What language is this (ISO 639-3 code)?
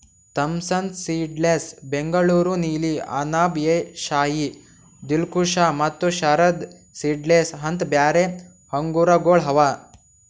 kan